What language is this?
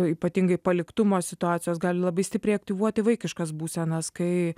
Lithuanian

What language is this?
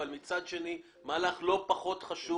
Hebrew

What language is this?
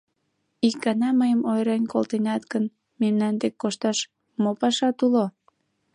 Mari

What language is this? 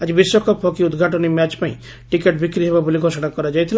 Odia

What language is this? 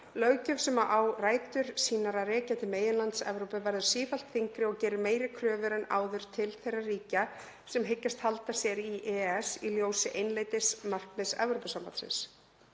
Icelandic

